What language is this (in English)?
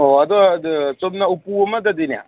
Manipuri